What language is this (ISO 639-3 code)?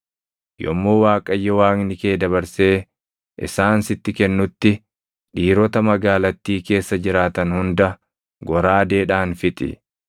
orm